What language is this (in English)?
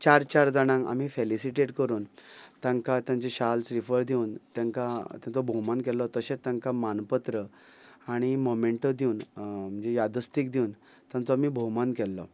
Konkani